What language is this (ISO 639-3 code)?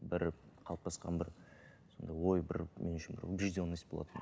kaz